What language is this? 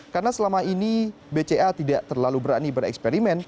Indonesian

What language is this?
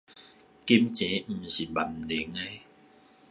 Min Nan Chinese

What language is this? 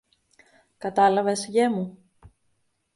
Greek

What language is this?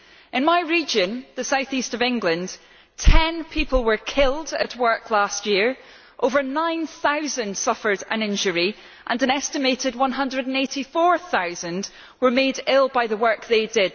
English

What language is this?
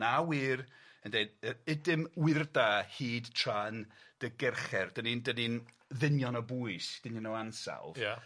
Welsh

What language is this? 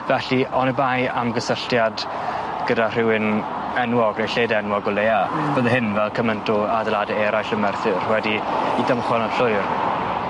Welsh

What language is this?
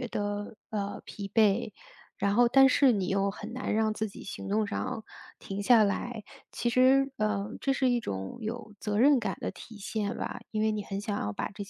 Chinese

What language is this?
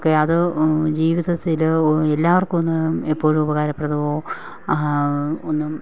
Malayalam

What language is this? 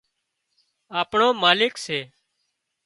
Wadiyara Koli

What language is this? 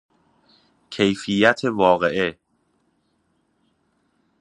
Persian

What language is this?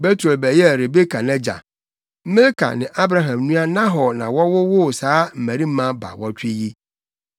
Akan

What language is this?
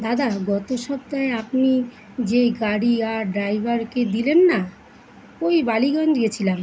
Bangla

